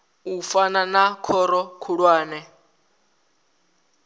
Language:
Venda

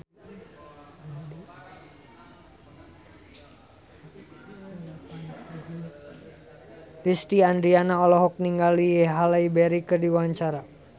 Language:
Sundanese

